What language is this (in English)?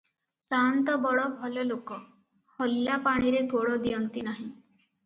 Odia